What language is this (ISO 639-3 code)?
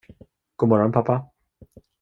swe